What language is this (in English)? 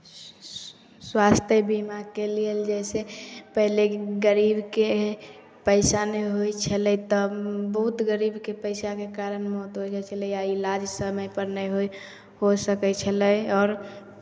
Maithili